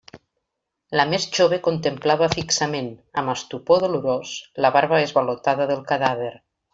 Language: Catalan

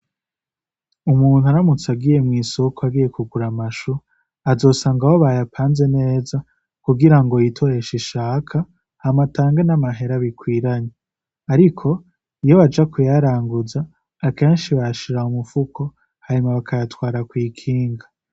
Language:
Rundi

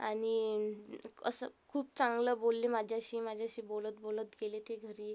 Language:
Marathi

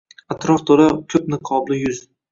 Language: Uzbek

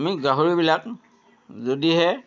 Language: Assamese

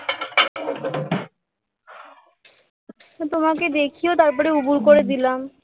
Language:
Bangla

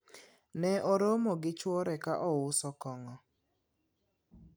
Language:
Luo (Kenya and Tanzania)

